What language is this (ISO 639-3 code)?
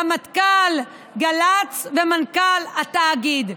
heb